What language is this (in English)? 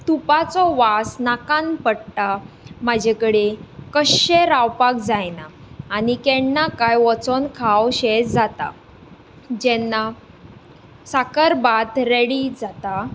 Konkani